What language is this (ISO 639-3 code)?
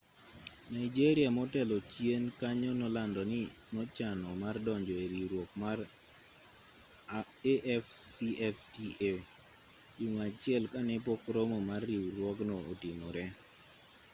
luo